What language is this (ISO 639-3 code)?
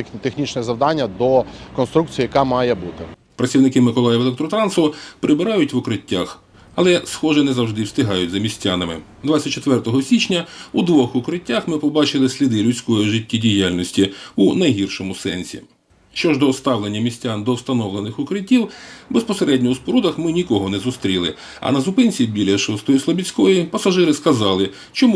ukr